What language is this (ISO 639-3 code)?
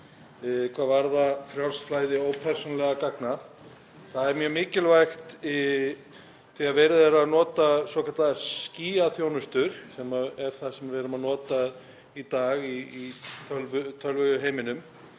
isl